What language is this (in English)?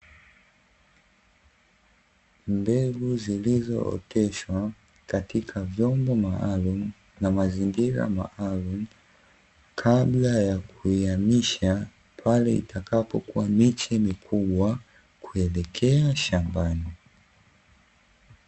Swahili